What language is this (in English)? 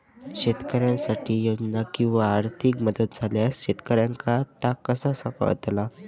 Marathi